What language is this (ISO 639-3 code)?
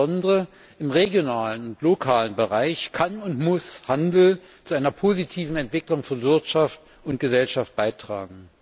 deu